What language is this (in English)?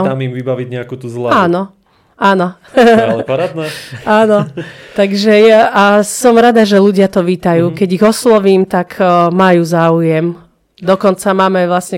Slovak